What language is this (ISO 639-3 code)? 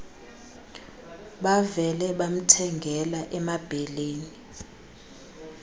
xho